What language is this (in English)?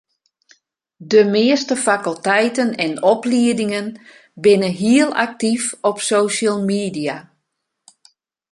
Western Frisian